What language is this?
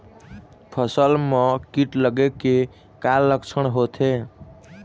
Chhattisgarhi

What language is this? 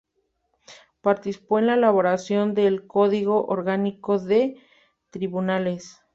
Spanish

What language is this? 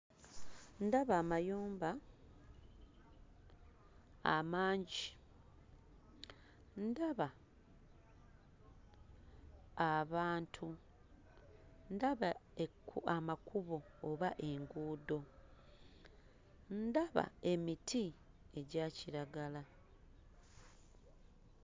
Ganda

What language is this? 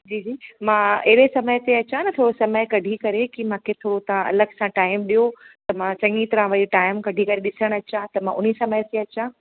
Sindhi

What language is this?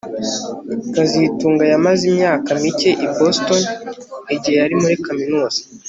Kinyarwanda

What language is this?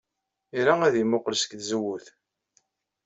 Kabyle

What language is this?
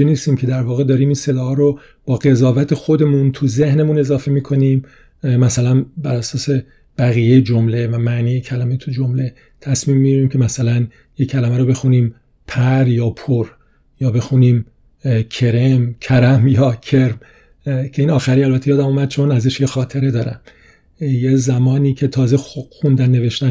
Persian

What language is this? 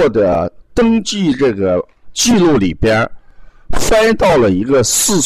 Chinese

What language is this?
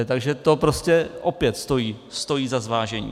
Czech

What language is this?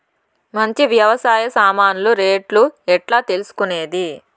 Telugu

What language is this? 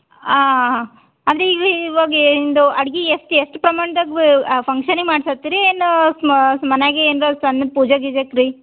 Kannada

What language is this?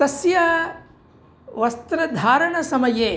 Sanskrit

